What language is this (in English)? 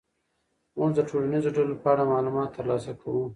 Pashto